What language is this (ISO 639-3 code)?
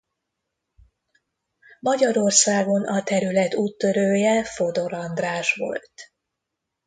hun